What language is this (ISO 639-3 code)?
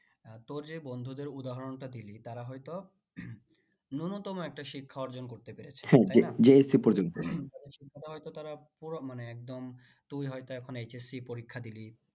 ben